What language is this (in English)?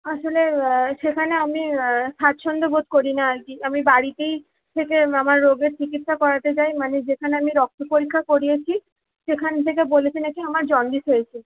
Bangla